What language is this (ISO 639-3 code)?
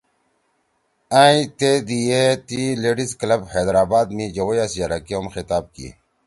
trw